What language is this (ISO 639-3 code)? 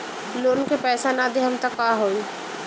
bho